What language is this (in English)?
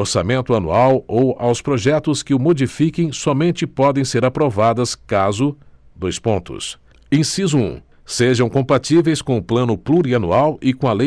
Portuguese